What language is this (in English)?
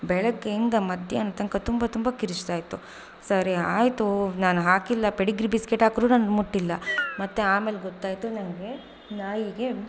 Kannada